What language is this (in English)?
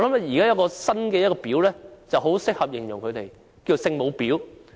Cantonese